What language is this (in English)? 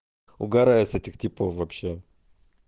Russian